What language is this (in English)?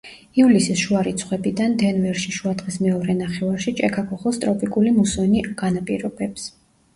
Georgian